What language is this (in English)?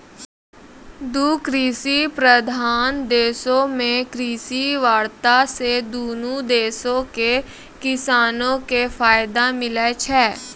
Maithili